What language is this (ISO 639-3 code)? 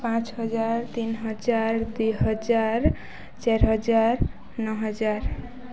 ori